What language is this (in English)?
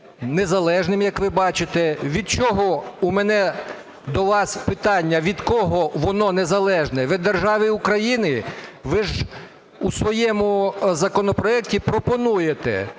Ukrainian